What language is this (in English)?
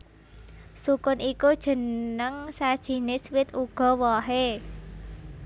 Javanese